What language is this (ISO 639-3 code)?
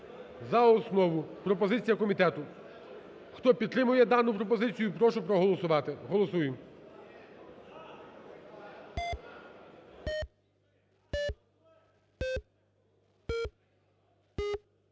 ukr